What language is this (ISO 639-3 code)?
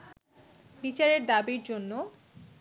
ben